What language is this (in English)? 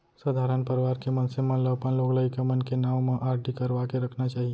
Chhattisgarhi